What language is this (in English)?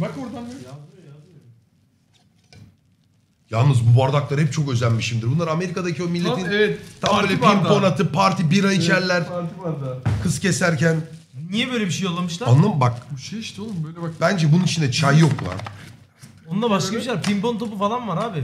Turkish